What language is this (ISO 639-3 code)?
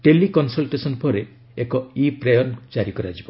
ori